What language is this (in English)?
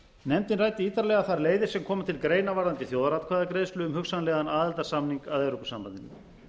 Icelandic